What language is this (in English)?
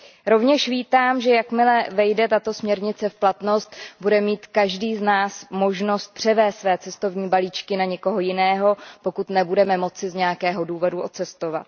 Czech